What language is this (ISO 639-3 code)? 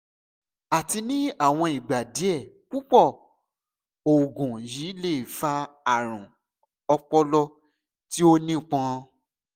yor